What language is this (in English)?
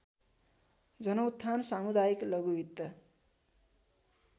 Nepali